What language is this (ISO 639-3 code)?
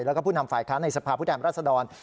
tha